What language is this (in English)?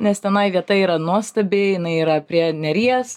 Lithuanian